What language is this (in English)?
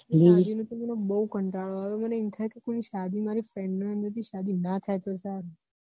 Gujarati